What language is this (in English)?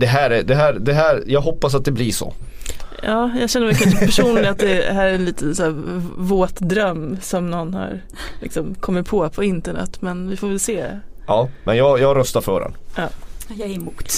Swedish